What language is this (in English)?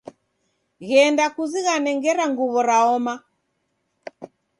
Taita